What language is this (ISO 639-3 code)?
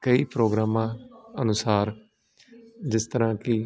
pan